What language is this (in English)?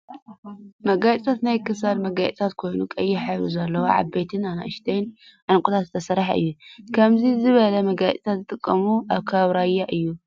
Tigrinya